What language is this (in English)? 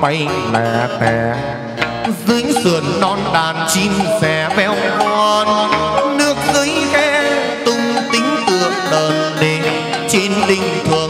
Vietnamese